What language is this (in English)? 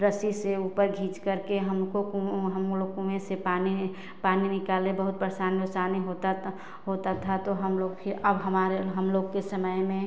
Hindi